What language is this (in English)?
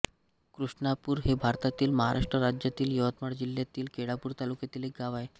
Marathi